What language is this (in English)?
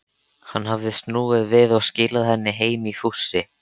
Icelandic